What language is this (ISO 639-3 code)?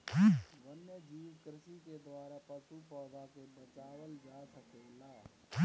bho